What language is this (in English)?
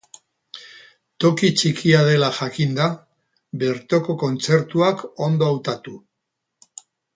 Basque